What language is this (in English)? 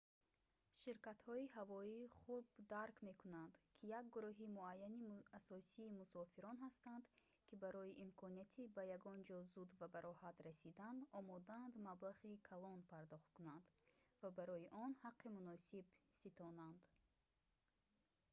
Tajik